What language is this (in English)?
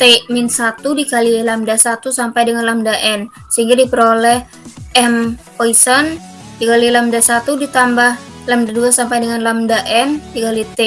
Indonesian